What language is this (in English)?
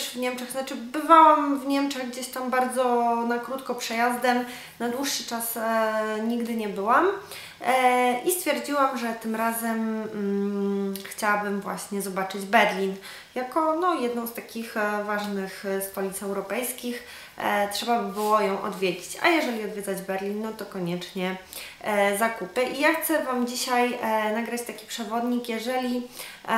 Polish